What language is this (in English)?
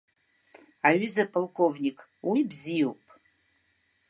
Abkhazian